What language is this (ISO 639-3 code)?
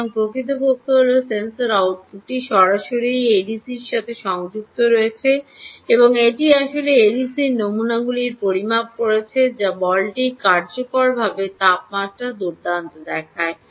ben